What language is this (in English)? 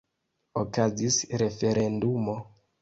Esperanto